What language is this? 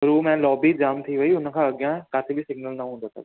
Sindhi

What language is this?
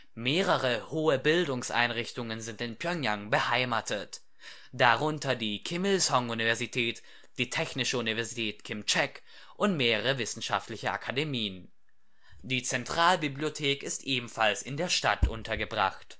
German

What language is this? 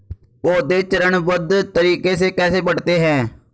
Hindi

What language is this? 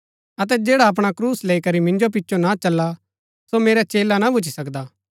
Gaddi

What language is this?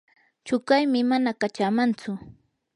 Yanahuanca Pasco Quechua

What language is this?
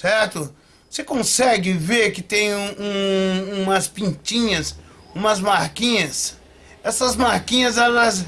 Portuguese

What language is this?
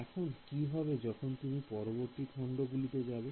Bangla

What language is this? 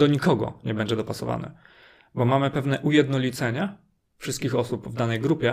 Polish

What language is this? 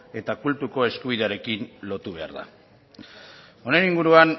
Basque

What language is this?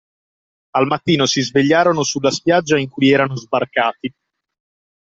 Italian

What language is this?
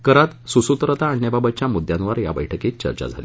Marathi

